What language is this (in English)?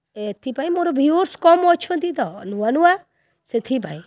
Odia